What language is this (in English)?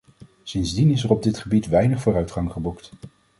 Dutch